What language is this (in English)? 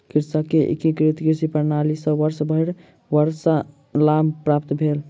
Maithili